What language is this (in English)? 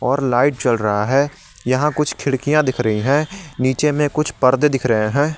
Hindi